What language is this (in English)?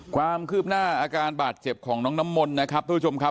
Thai